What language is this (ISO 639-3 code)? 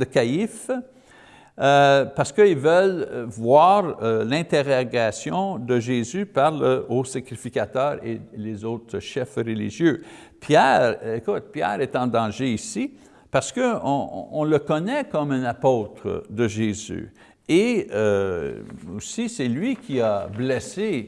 fra